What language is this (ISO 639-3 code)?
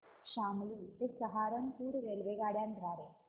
mar